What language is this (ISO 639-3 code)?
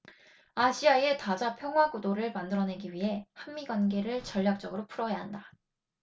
kor